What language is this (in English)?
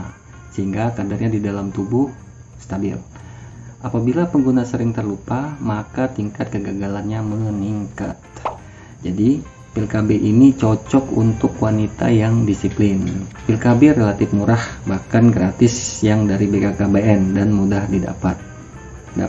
Indonesian